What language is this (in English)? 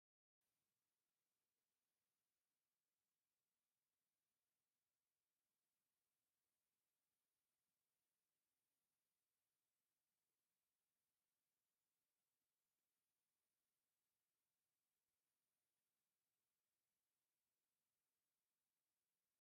Tigrinya